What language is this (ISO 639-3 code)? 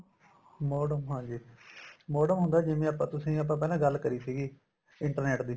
pan